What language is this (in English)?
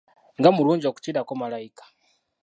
Ganda